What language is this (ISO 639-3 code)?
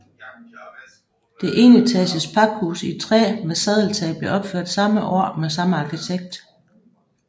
dan